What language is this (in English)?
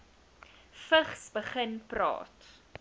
Afrikaans